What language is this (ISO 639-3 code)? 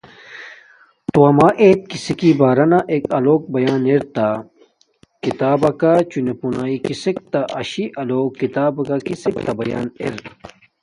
dmk